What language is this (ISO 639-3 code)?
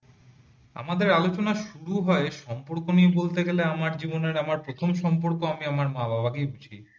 ben